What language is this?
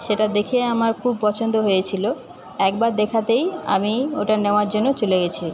Bangla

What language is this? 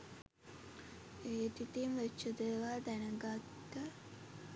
Sinhala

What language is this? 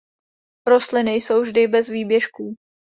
Czech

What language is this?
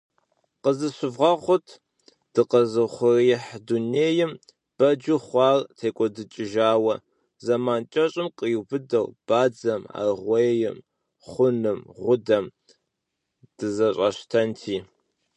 Kabardian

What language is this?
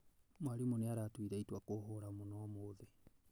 Kikuyu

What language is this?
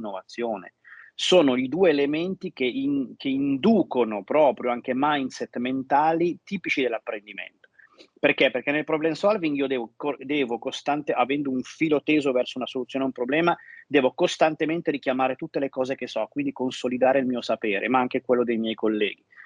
Italian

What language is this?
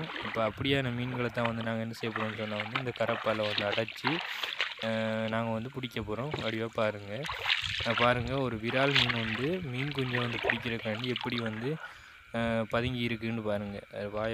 Thai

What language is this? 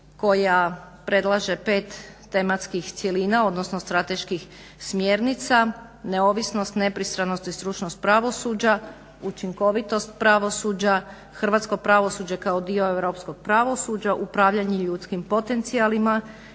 Croatian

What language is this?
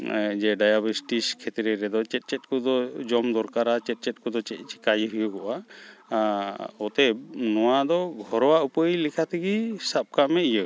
Santali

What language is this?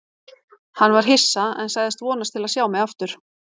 Icelandic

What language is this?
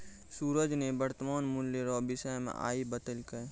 Maithili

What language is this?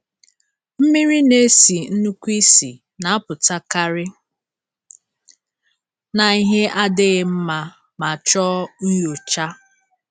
Igbo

